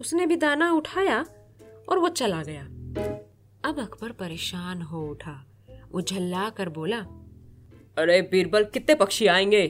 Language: Hindi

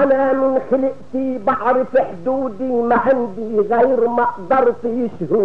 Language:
Arabic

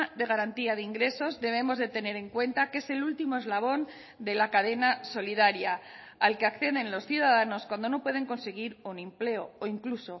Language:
Spanish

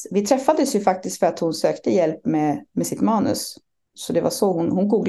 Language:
Swedish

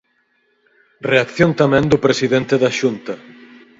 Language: Galician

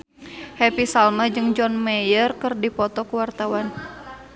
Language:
Sundanese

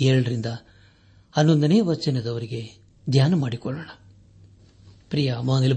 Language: Kannada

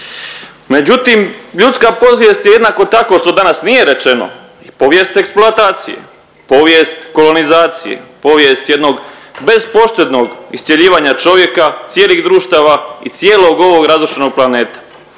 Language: Croatian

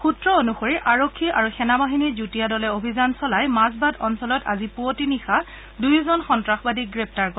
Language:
Assamese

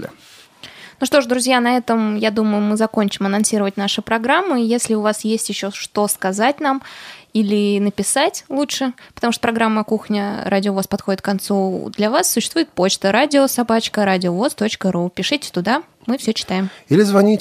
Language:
Russian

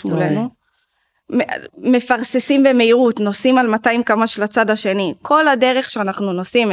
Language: Hebrew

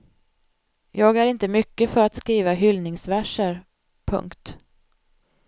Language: Swedish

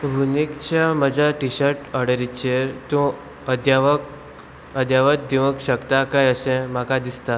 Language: Konkani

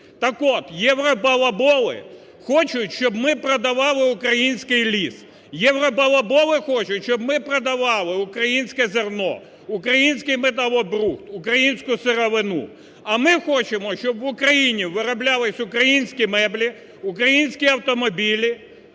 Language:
Ukrainian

